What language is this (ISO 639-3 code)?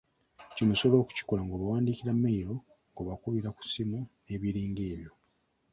lug